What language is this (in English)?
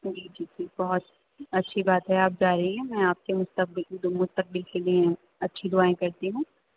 Urdu